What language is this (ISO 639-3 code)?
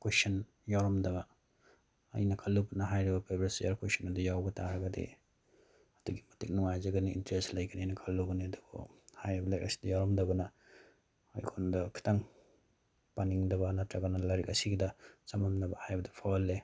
mni